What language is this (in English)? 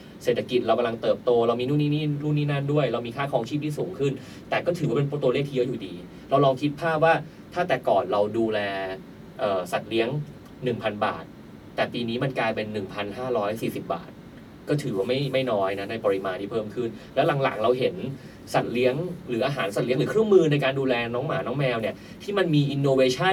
Thai